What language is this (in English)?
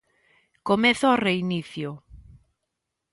Galician